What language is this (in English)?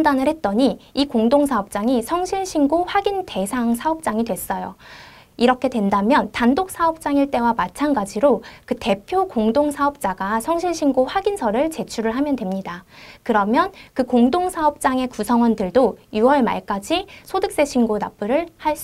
Korean